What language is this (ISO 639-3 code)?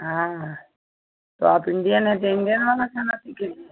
hin